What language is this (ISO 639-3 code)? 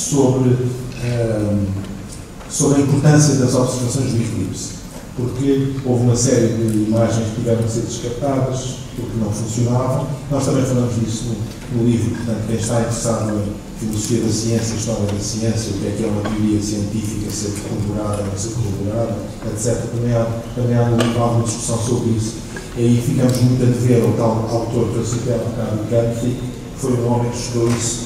por